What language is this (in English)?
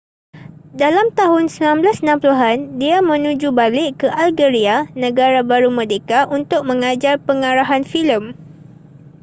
Malay